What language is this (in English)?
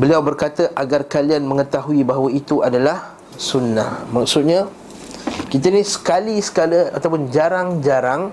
Malay